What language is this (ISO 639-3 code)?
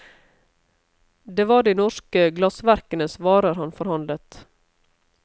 nor